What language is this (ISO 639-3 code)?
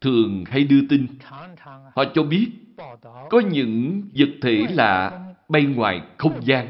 vie